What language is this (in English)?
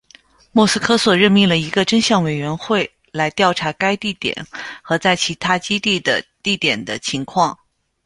Chinese